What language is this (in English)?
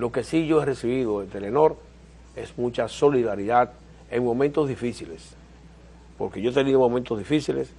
Spanish